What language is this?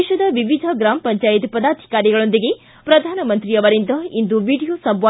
Kannada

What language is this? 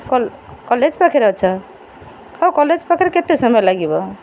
Odia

